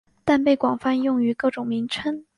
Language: Chinese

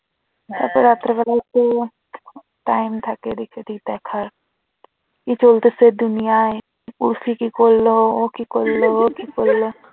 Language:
Bangla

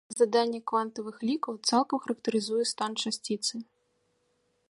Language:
Belarusian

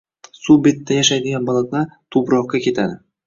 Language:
Uzbek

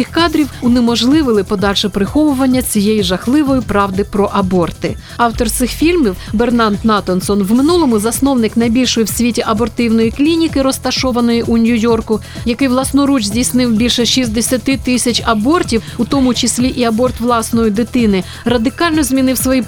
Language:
Ukrainian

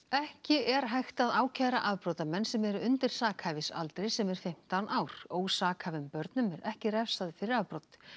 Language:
Icelandic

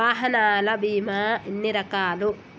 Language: Telugu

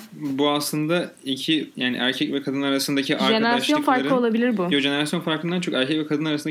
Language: Turkish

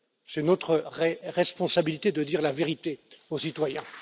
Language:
French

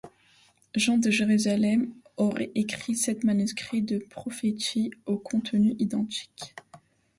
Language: French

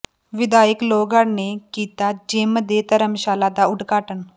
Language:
Punjabi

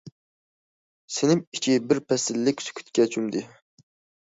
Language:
Uyghur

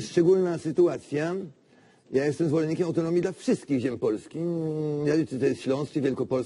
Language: Polish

